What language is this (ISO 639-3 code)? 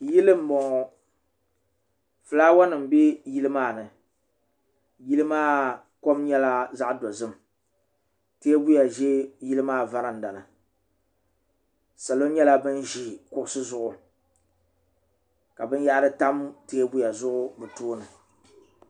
dag